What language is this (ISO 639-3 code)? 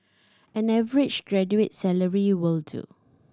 eng